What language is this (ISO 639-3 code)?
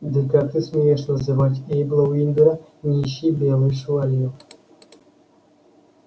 rus